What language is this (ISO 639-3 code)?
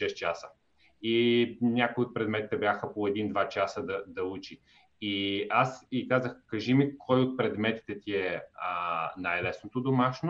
bul